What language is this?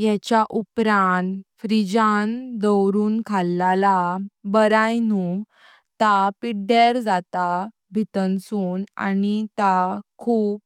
Konkani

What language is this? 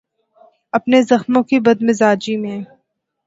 Urdu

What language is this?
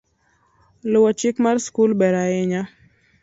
Luo (Kenya and Tanzania)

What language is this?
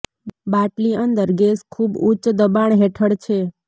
Gujarati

